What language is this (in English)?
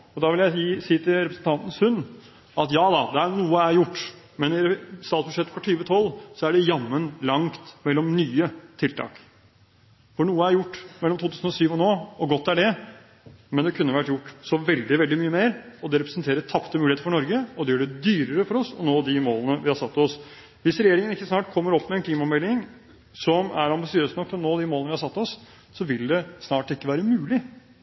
Norwegian Bokmål